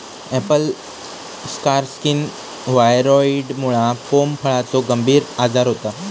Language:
Marathi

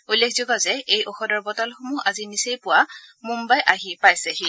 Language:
Assamese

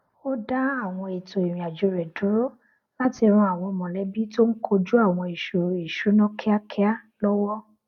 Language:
Yoruba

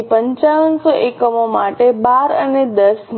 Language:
Gujarati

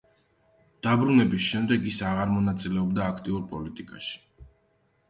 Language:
Georgian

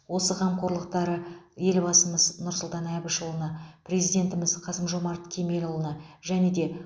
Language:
Kazakh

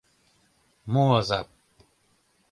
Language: Mari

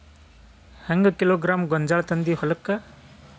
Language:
Kannada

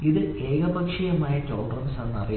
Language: Malayalam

